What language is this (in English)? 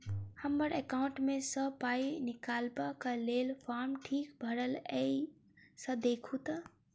Maithili